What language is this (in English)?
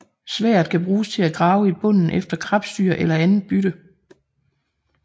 Danish